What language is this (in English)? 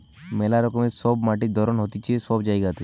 Bangla